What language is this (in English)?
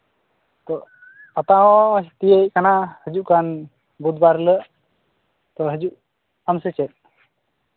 Santali